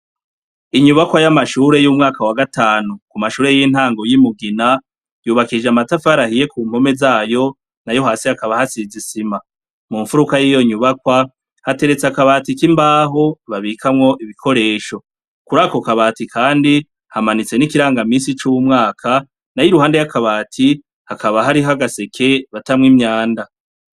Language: Rundi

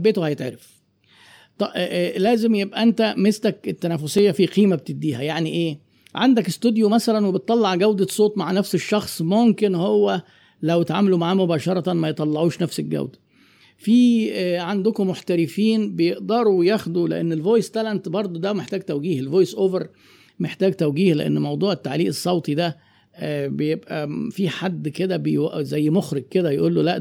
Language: Arabic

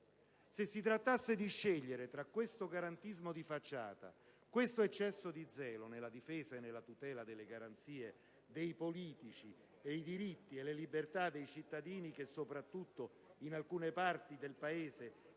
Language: Italian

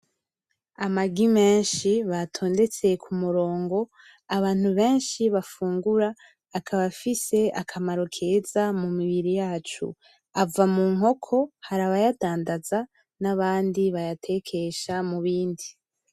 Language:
Rundi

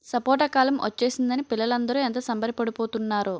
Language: Telugu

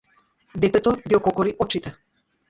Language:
Macedonian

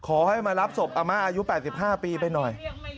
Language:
Thai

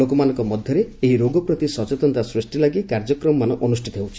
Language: Odia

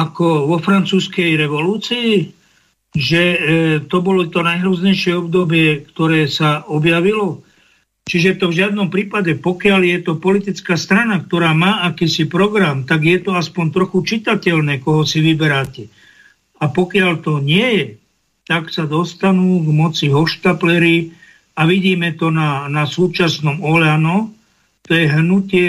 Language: Slovak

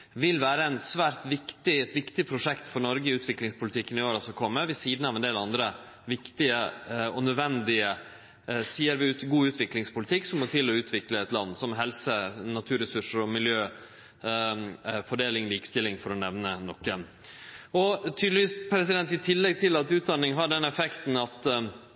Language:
Norwegian Nynorsk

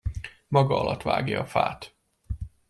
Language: Hungarian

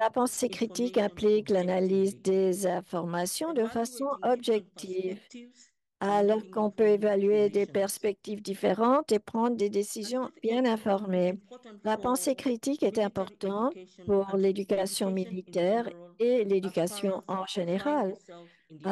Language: French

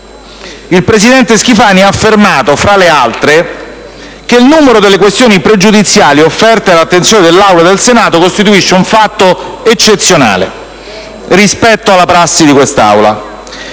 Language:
Italian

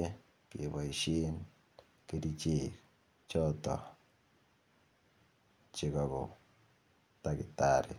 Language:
Kalenjin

